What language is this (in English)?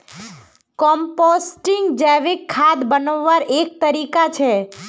Magahi